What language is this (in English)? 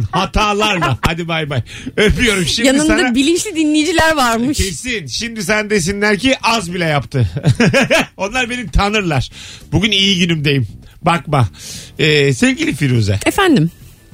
Turkish